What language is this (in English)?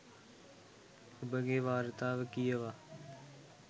Sinhala